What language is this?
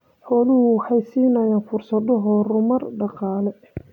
Somali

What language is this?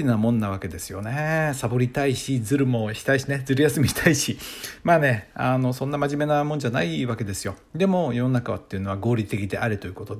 Japanese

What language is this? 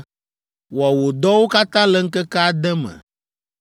Ewe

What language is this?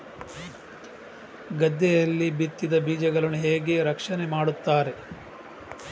Kannada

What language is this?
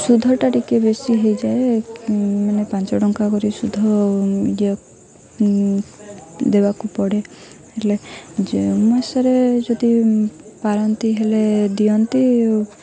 Odia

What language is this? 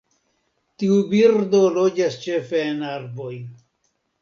Esperanto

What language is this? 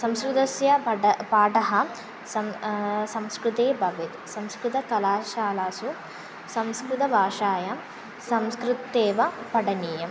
Sanskrit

